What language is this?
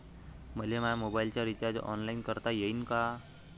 Marathi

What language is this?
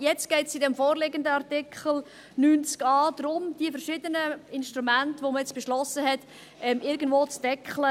Swiss German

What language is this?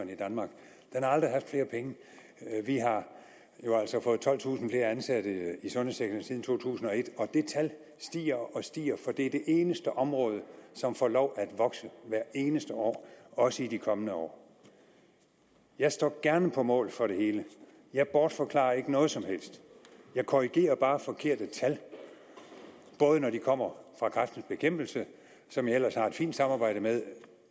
Danish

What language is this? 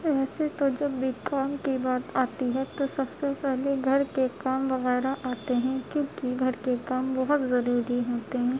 Urdu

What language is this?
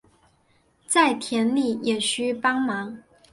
Chinese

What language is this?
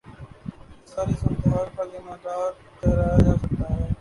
Urdu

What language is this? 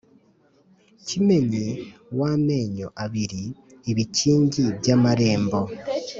Kinyarwanda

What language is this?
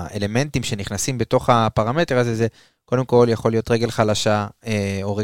Hebrew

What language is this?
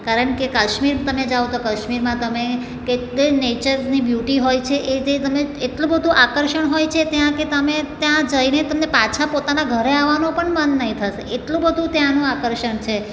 Gujarati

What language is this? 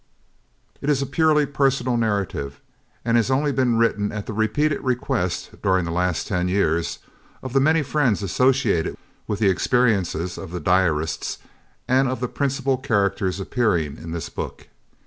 English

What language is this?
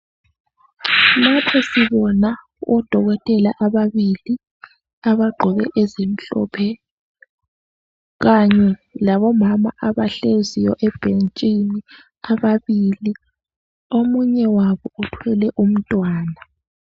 North Ndebele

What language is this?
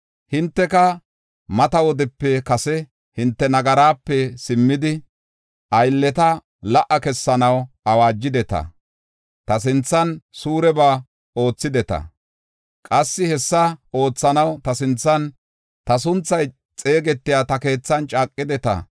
Gofa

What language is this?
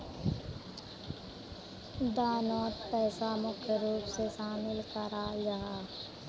Magahi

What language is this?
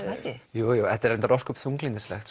Icelandic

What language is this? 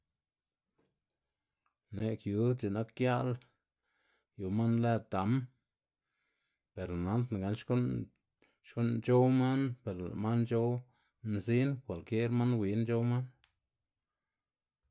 Xanaguía Zapotec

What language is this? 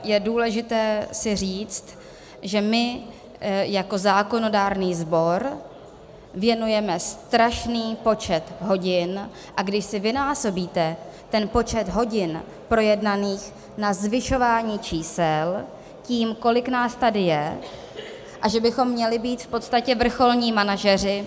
Czech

